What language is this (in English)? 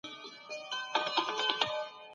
Pashto